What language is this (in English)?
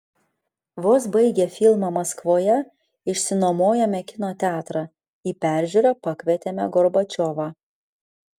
Lithuanian